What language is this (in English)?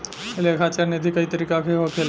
Bhojpuri